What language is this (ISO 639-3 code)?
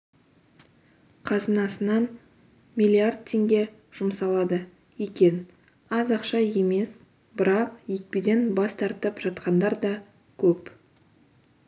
kaz